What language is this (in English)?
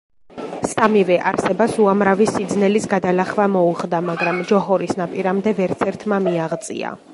Georgian